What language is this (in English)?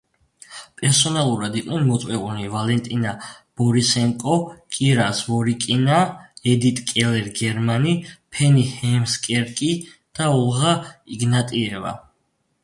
Georgian